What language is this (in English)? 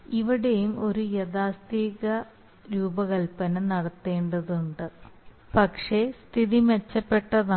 Malayalam